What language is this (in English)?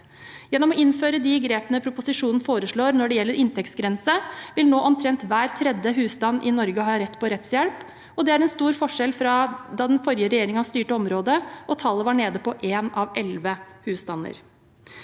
Norwegian